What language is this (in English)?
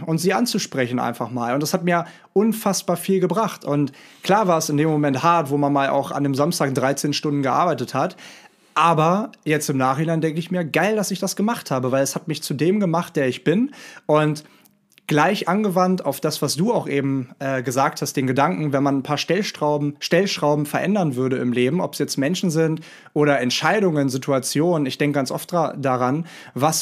German